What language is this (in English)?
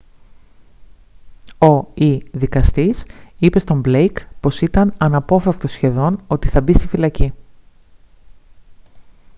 Greek